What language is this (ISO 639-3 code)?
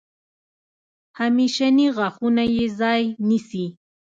pus